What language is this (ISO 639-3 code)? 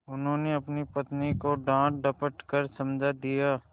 hin